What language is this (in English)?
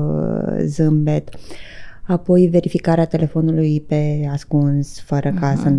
Romanian